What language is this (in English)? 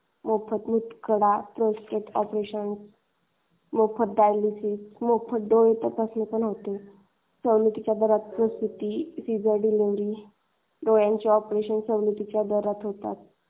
Marathi